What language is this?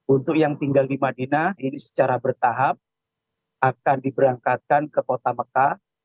Indonesian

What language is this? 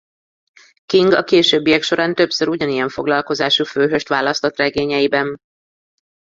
Hungarian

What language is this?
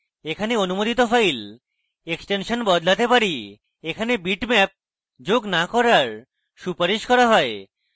Bangla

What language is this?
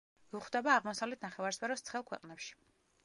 Georgian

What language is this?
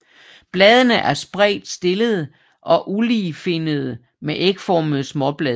Danish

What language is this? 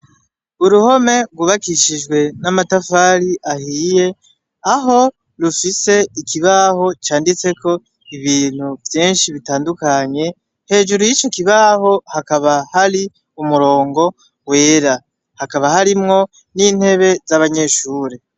Rundi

